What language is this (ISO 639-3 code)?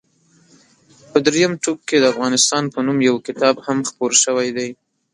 pus